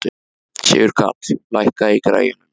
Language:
Icelandic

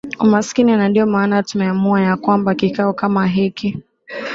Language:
Swahili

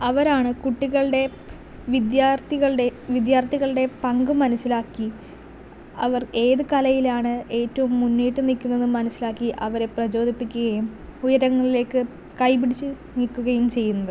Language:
Malayalam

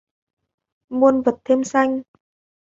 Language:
Vietnamese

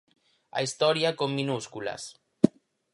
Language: Galician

